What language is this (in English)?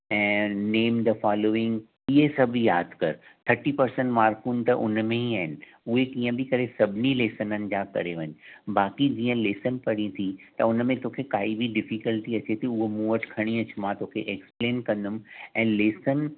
Sindhi